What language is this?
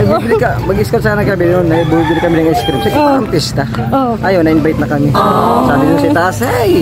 Filipino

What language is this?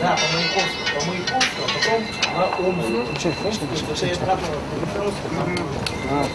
Russian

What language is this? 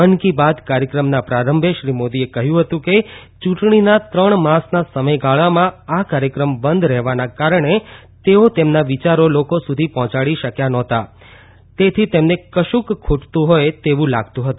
Gujarati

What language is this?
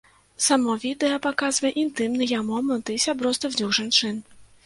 Belarusian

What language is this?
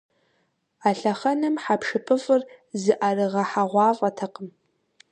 Kabardian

